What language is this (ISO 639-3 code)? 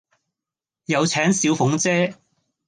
yue